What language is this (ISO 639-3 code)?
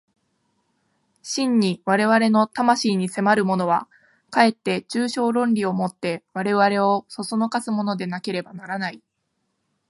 jpn